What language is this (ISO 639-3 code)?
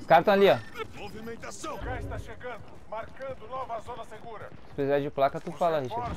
por